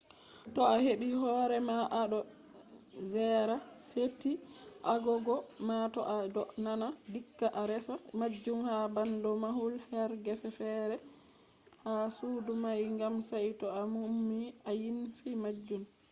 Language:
Fula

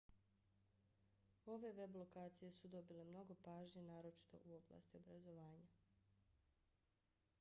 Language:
Bosnian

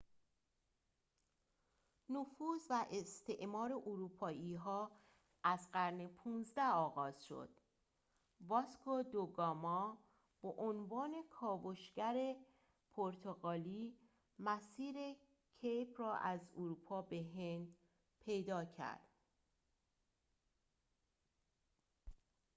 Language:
Persian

